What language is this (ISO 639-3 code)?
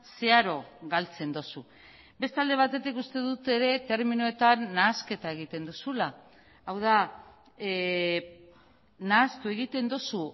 eus